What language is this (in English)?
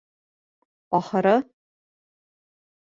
Bashkir